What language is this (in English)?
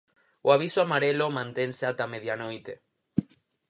Galician